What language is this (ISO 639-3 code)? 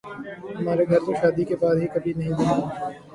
urd